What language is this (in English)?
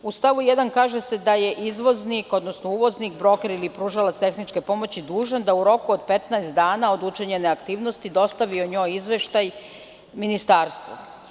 Serbian